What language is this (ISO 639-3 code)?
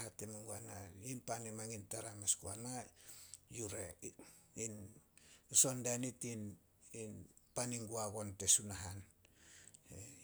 sol